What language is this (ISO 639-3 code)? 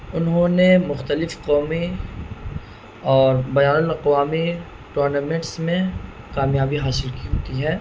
urd